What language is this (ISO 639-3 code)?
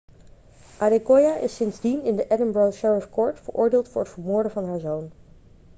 nld